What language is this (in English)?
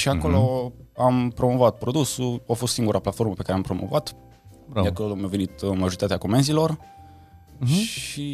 Romanian